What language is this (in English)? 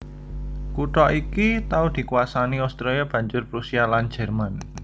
Javanese